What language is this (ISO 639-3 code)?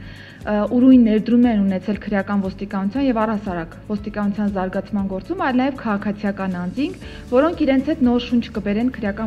ron